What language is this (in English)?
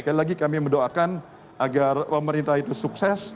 Indonesian